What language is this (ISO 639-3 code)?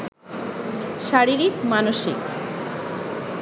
ben